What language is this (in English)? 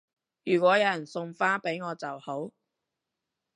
Cantonese